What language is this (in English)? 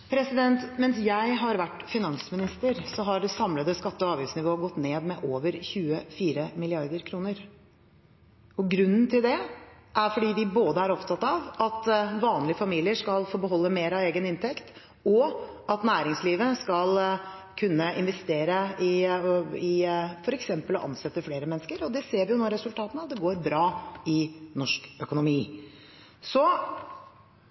Norwegian Bokmål